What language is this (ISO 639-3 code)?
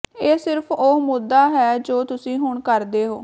pan